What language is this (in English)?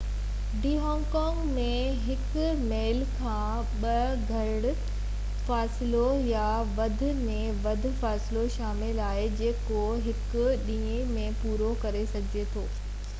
Sindhi